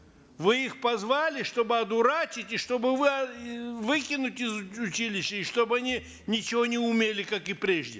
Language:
Kazakh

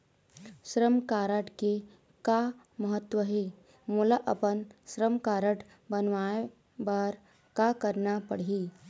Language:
Chhattisgarhi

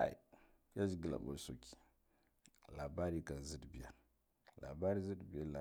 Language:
Guduf-Gava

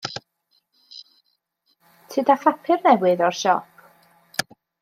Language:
Welsh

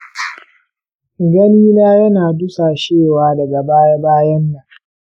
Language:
Hausa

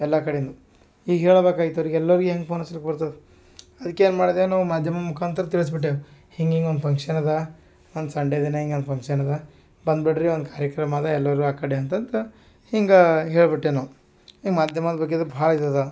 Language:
Kannada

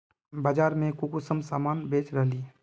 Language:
Magahi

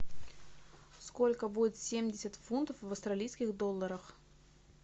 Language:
Russian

